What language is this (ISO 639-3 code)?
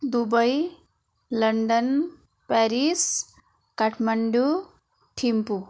nep